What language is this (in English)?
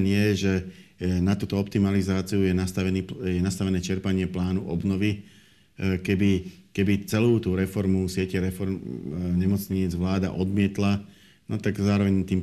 Slovak